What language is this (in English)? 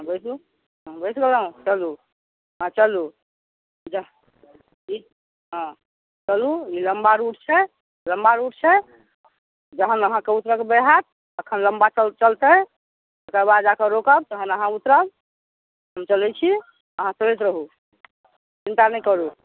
Maithili